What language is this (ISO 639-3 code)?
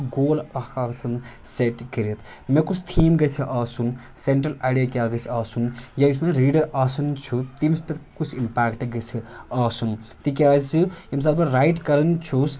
kas